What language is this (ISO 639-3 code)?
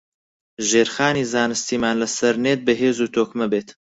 ckb